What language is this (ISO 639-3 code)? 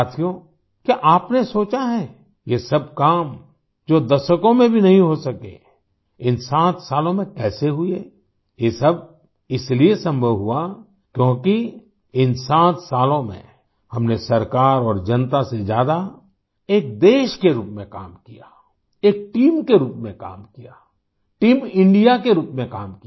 hin